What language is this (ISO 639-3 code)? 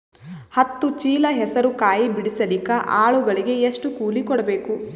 kan